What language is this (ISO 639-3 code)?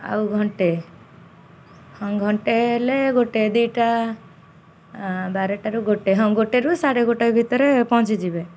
ori